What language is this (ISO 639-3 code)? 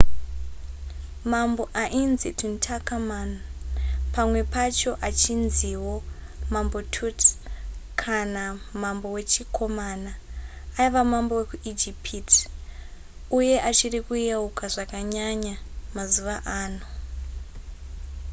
sna